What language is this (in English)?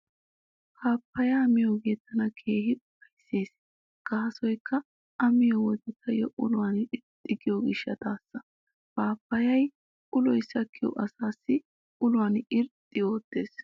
Wolaytta